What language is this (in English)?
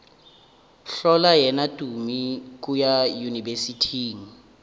Northern Sotho